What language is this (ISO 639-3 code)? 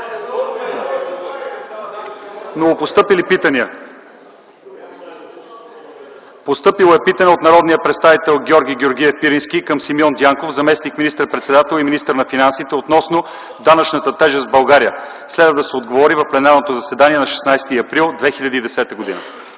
bul